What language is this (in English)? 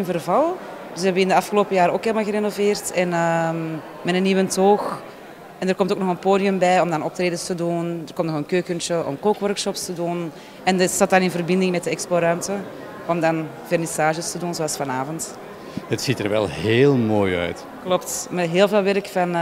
Dutch